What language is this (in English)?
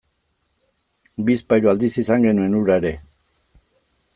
Basque